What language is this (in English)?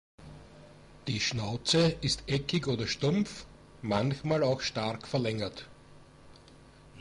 German